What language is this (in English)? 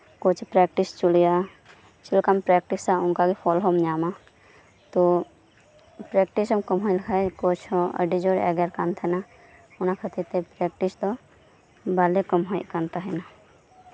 Santali